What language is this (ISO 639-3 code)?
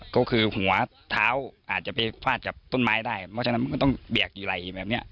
tha